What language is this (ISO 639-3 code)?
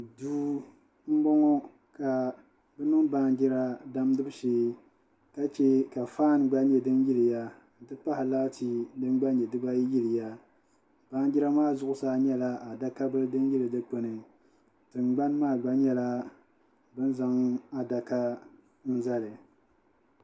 dag